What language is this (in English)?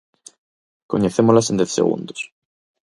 Galician